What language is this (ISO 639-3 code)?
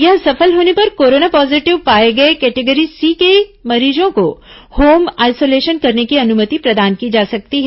hin